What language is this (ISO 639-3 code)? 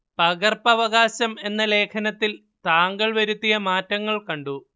mal